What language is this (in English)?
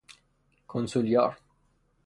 Persian